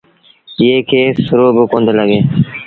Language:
Sindhi Bhil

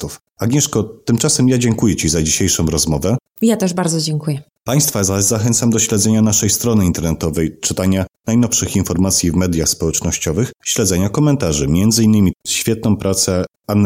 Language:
Polish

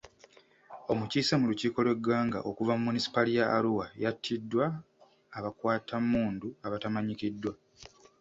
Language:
Ganda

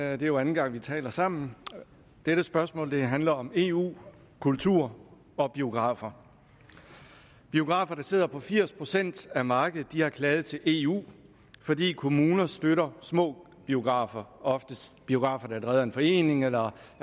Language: Danish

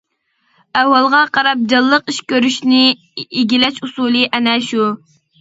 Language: Uyghur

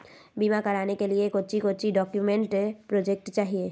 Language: Magahi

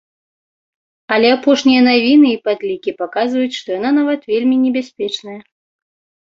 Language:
Belarusian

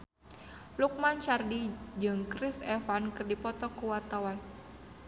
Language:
Sundanese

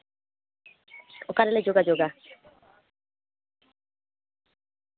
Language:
Santali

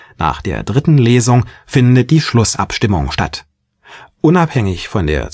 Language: German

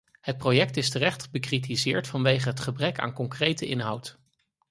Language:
Dutch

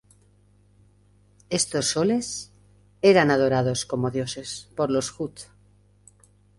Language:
Spanish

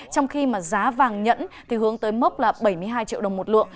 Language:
Vietnamese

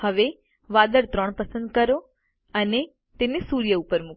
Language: Gujarati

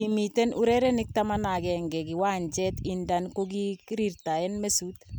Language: Kalenjin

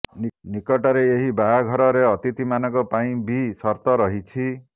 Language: Odia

